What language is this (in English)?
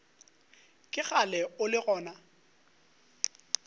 Northern Sotho